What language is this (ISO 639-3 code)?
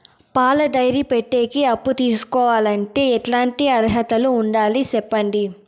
tel